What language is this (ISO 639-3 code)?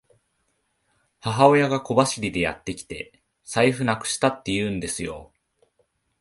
jpn